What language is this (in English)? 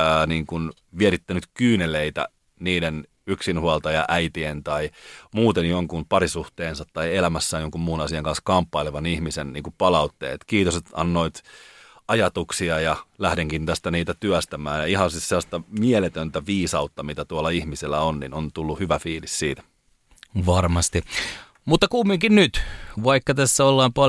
Finnish